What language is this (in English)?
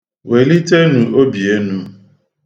Igbo